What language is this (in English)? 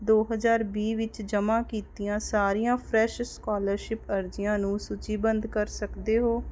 Punjabi